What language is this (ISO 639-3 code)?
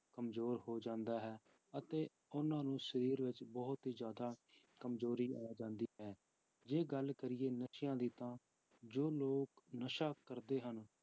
pan